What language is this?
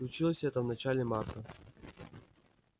Russian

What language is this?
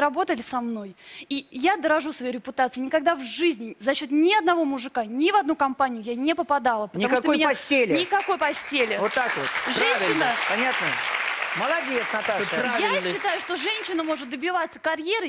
Russian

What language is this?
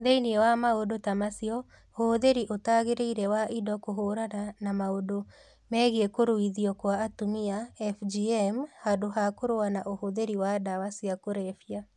Kikuyu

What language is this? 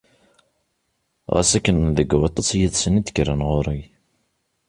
Kabyle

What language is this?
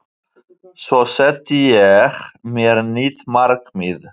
Icelandic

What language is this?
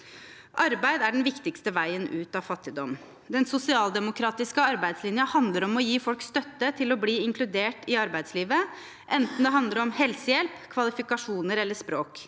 Norwegian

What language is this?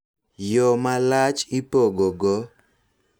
Luo (Kenya and Tanzania)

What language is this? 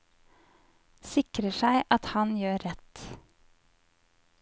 Norwegian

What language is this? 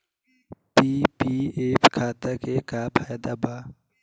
Bhojpuri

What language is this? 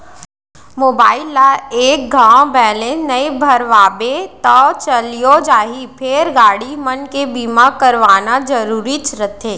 Chhattisgarhi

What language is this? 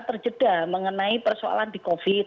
Indonesian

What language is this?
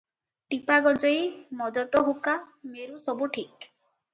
Odia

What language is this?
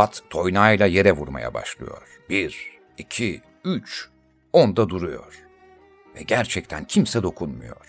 Turkish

